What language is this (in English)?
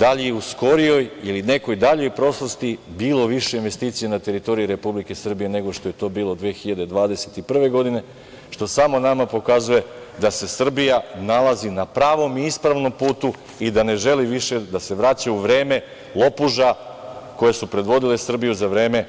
Serbian